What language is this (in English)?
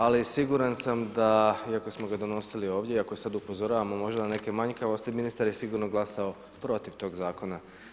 Croatian